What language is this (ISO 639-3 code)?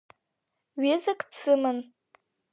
abk